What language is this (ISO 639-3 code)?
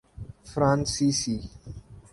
urd